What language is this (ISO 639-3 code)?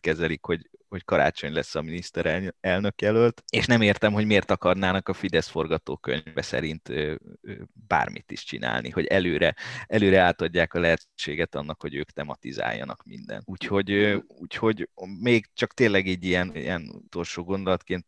hun